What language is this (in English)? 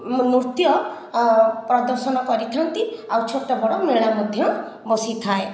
Odia